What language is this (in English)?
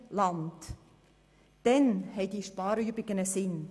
Swiss German